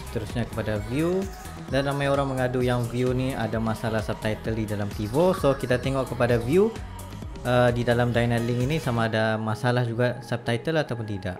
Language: Malay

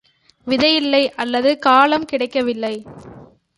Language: Tamil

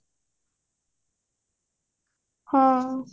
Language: Odia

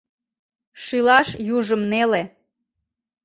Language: Mari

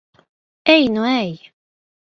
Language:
Latvian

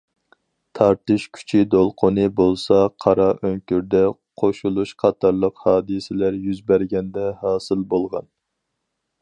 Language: Uyghur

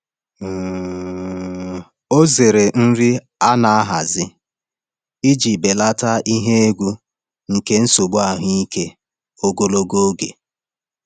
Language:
Igbo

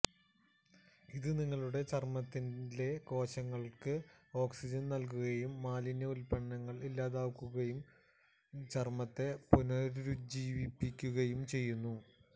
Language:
Malayalam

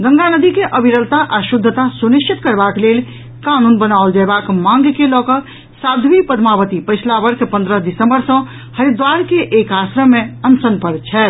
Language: Maithili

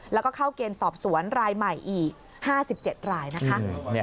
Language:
Thai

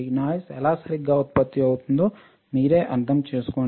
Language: Telugu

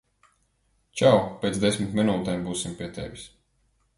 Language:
Latvian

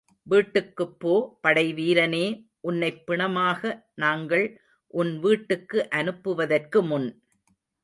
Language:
Tamil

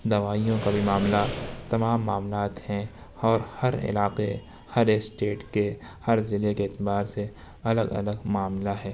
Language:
Urdu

